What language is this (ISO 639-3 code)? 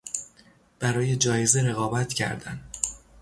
fas